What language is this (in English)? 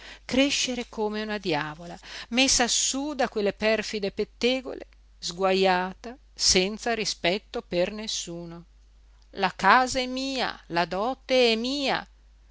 Italian